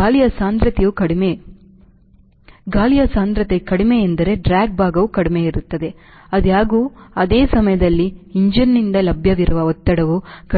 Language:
Kannada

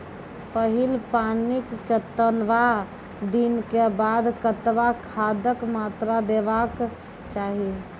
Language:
Maithili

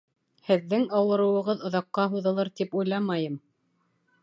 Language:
Bashkir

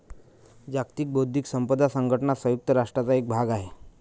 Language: Marathi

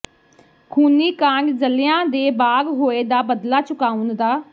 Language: Punjabi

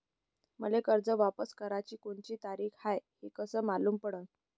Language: Marathi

